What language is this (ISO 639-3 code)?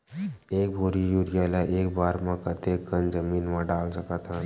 hne